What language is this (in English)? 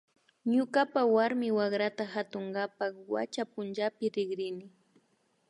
Imbabura Highland Quichua